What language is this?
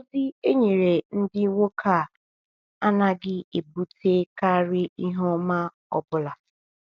Igbo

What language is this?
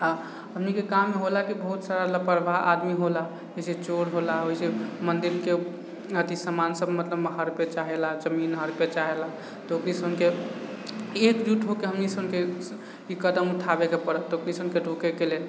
Maithili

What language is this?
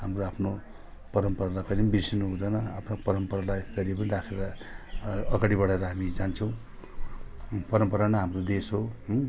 Nepali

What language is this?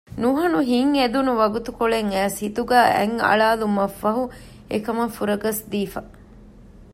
Divehi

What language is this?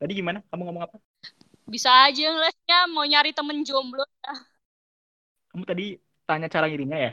Indonesian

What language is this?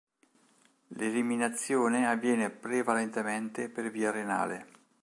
Italian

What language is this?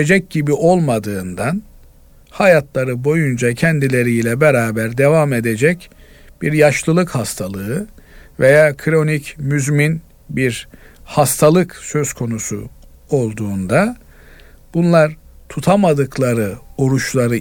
Turkish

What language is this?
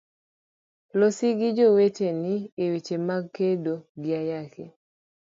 Luo (Kenya and Tanzania)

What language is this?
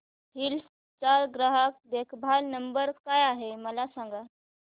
Marathi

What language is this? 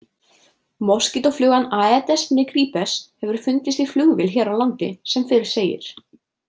Icelandic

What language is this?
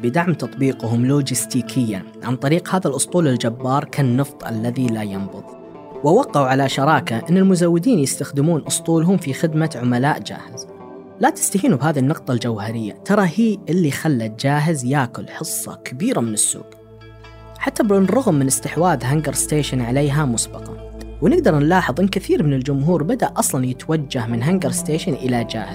Arabic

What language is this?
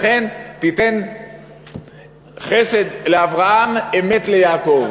Hebrew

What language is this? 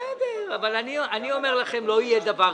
Hebrew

